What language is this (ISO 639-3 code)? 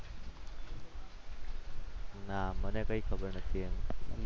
guj